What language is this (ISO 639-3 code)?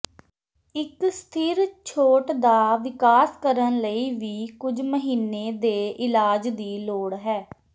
pan